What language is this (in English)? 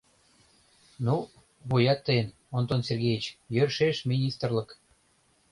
Mari